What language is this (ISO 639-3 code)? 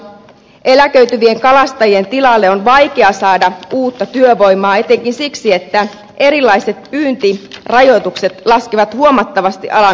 fin